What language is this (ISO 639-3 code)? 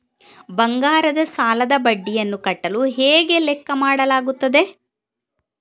kan